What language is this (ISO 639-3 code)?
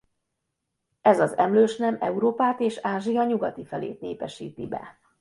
hun